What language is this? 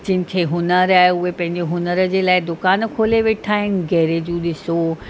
Sindhi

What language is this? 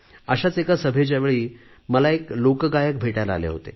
Marathi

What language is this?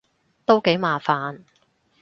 Cantonese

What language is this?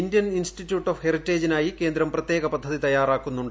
Malayalam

